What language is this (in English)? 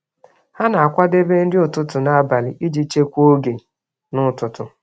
Igbo